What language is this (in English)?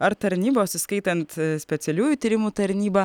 Lithuanian